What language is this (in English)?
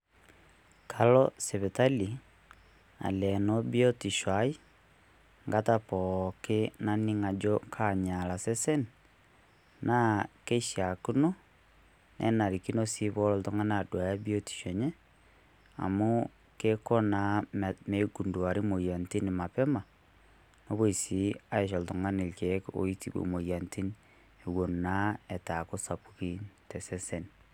Masai